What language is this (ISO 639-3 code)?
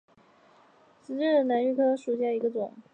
zho